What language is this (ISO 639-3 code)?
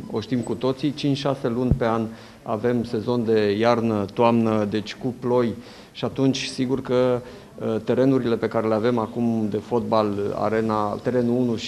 ron